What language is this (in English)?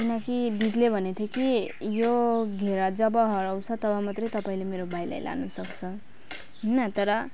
Nepali